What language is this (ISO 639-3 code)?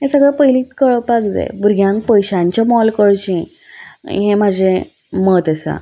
kok